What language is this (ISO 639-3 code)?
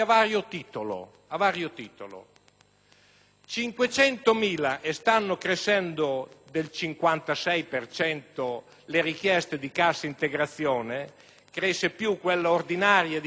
ita